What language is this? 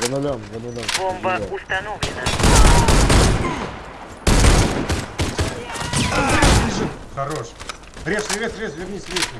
Russian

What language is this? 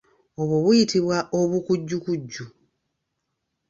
Ganda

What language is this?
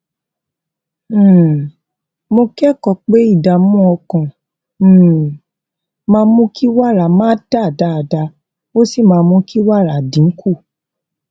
Yoruba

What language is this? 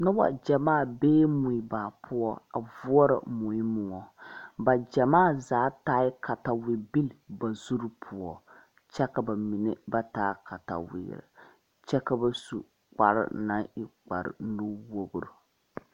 Southern Dagaare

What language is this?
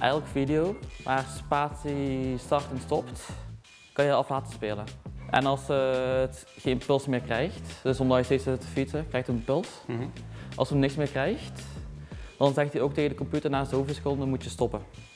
Dutch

